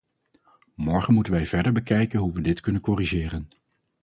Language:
Dutch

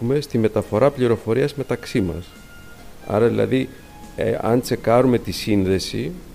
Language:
Greek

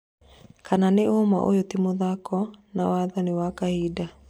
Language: Kikuyu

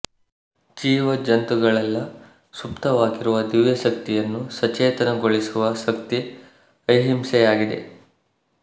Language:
Kannada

